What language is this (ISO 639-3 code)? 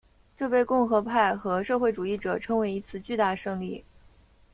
zho